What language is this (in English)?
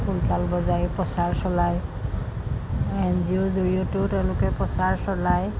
Assamese